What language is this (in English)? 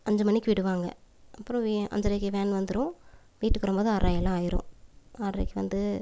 Tamil